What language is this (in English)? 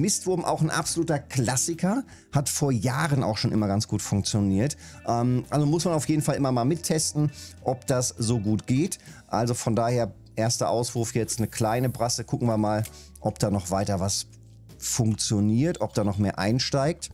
German